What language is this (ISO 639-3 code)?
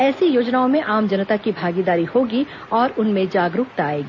hin